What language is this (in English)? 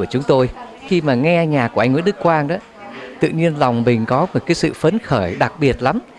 Vietnamese